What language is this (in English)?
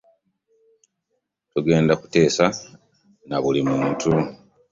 Ganda